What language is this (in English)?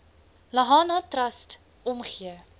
Afrikaans